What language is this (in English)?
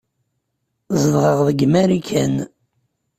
Kabyle